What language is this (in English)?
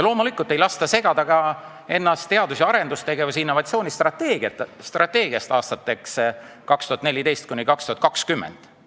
Estonian